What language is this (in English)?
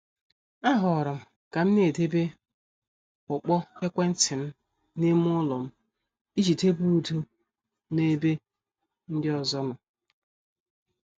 Igbo